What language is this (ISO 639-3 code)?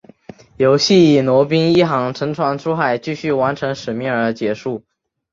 zho